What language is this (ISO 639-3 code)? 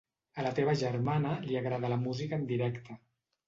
cat